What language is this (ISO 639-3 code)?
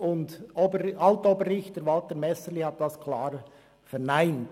gsw